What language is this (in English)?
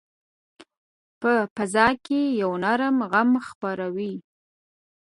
Pashto